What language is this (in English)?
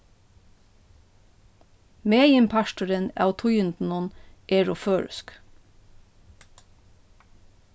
Faroese